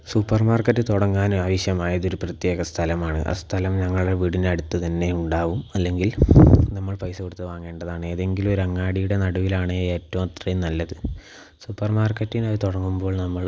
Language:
Malayalam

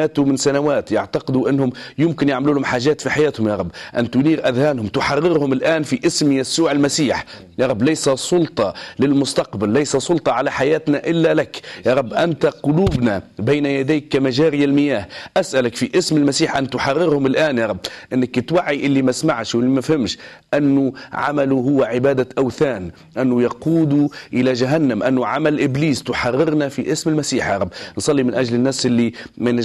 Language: Arabic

